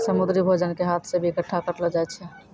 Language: Maithili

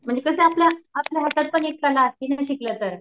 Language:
Marathi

